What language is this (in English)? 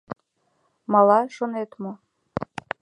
Mari